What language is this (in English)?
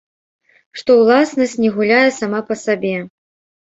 Belarusian